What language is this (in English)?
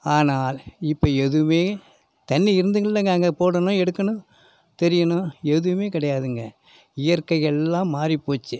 Tamil